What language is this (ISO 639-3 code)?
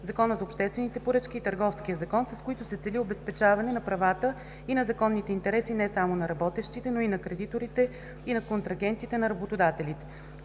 bul